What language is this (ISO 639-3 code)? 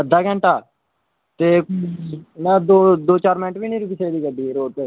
doi